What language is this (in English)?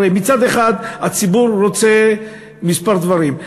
Hebrew